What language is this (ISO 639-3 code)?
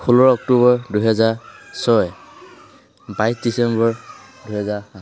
asm